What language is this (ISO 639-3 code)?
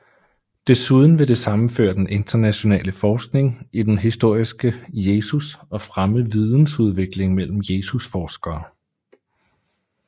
dan